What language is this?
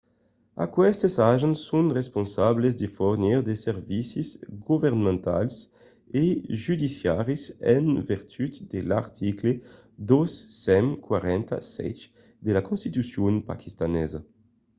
Occitan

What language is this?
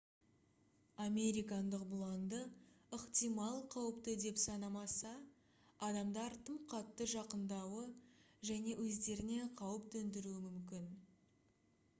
Kazakh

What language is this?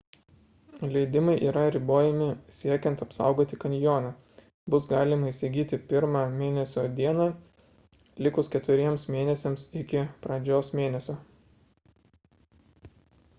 Lithuanian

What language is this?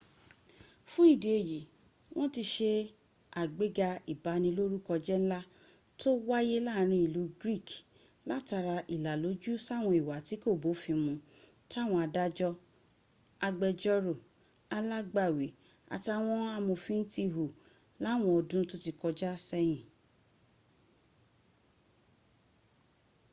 Yoruba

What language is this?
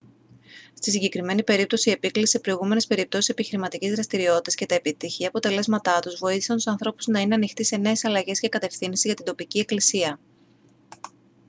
Greek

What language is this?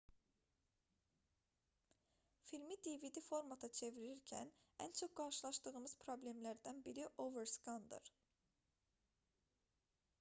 Azerbaijani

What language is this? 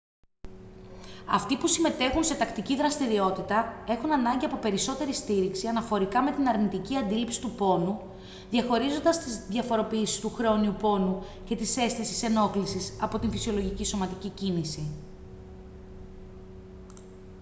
Greek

